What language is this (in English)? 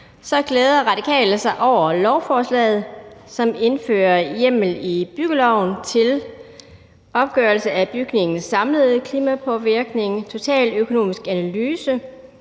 Danish